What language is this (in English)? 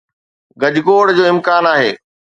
Sindhi